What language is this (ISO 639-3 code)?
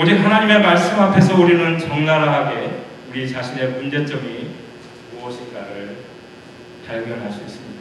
kor